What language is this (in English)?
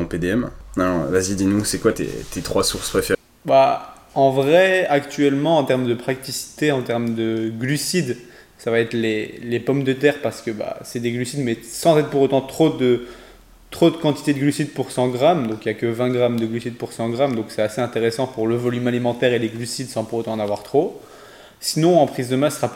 French